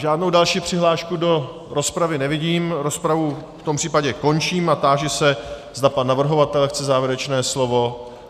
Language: Czech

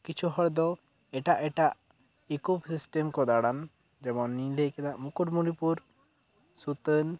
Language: Santali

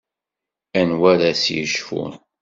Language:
Kabyle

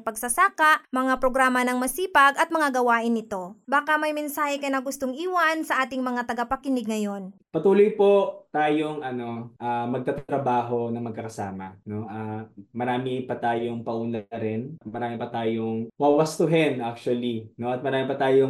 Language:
Filipino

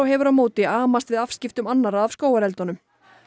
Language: Icelandic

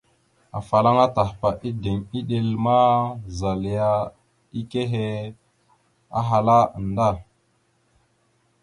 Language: Mada (Cameroon)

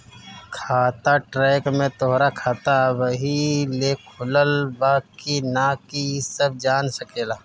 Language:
Bhojpuri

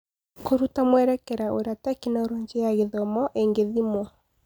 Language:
Kikuyu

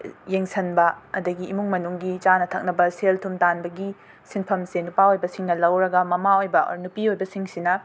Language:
Manipuri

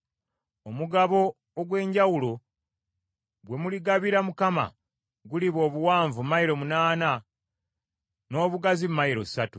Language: Ganda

